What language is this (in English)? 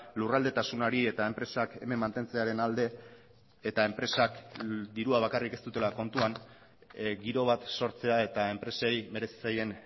Basque